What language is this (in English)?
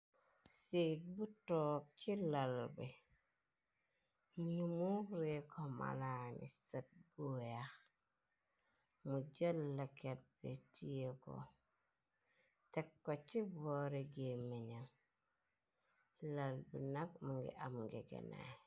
Wolof